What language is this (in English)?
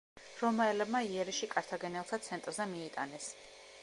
Georgian